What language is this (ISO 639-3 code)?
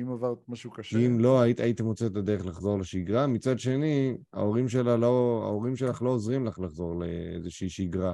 heb